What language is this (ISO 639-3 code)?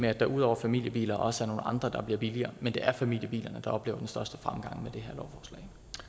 dan